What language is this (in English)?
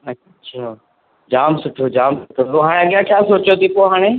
Sindhi